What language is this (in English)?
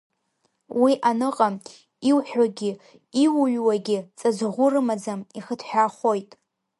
Abkhazian